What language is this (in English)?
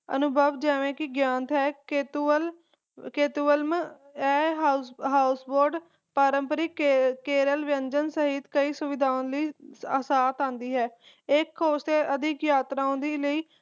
Punjabi